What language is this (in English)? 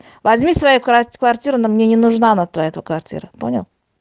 Russian